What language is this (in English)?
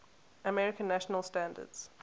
English